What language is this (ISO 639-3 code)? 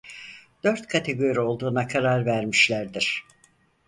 tur